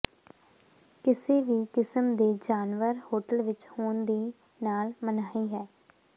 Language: Punjabi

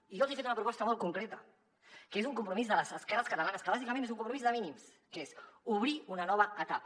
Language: Catalan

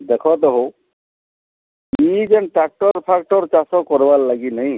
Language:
Odia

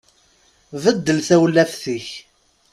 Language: Kabyle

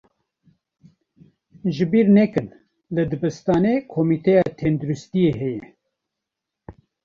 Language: Kurdish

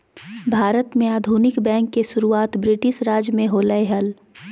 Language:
Magahi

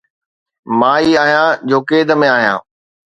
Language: Sindhi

